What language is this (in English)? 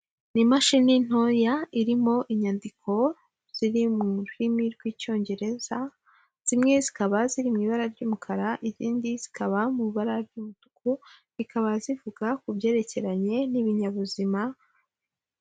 Kinyarwanda